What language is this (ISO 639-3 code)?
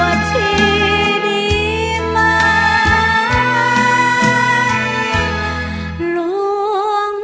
tha